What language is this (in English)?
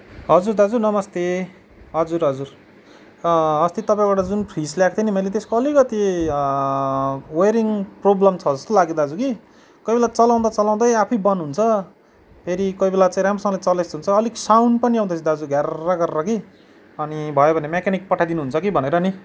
Nepali